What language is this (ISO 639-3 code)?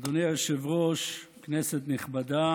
heb